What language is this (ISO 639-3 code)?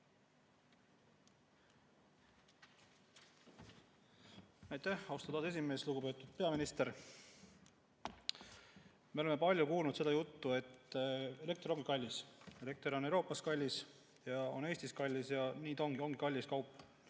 est